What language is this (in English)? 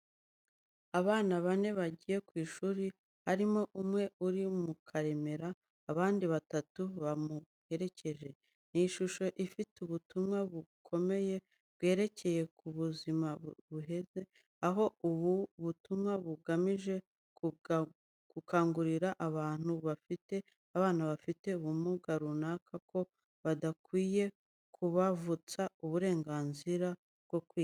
Kinyarwanda